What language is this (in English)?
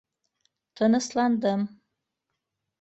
Bashkir